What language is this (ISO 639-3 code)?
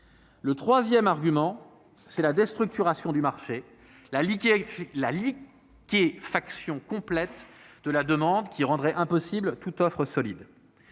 fra